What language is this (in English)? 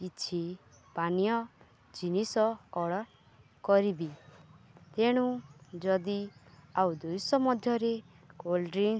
Odia